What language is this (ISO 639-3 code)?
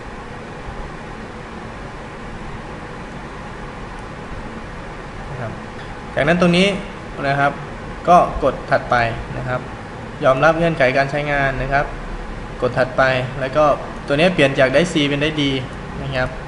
tha